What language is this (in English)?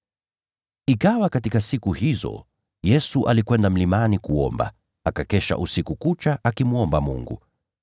Swahili